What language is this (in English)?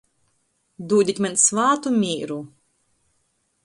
Latgalian